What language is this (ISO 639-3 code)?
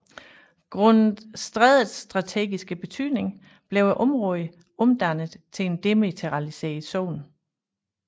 dan